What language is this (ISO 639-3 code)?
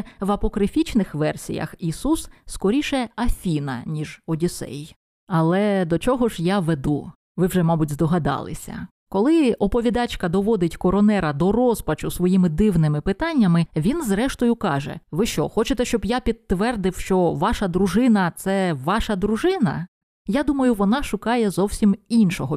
ukr